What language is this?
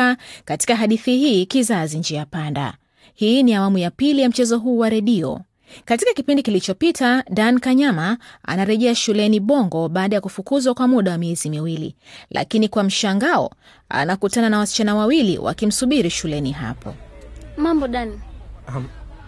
Swahili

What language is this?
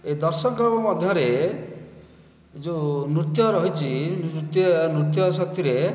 Odia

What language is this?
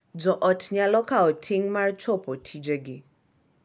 Luo (Kenya and Tanzania)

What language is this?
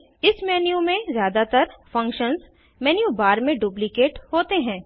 Hindi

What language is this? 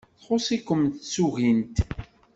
Kabyle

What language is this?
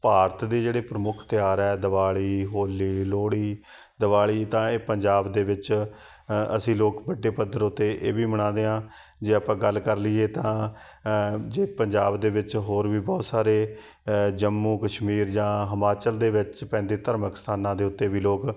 Punjabi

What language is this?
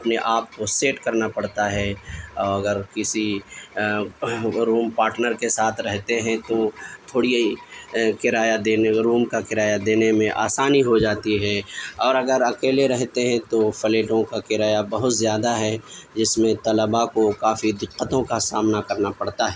Urdu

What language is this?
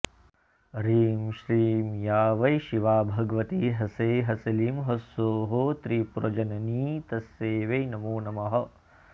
Sanskrit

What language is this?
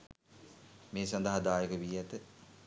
Sinhala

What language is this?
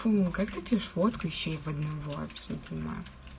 Russian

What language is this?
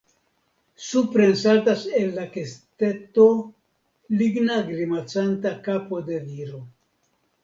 Esperanto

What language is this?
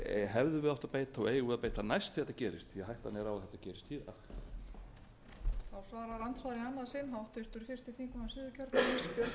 Icelandic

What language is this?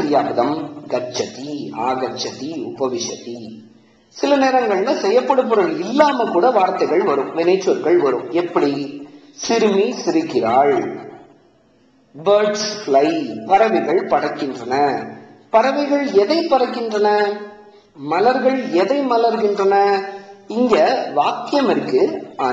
Tamil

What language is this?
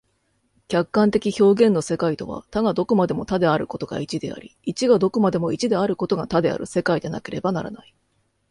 Japanese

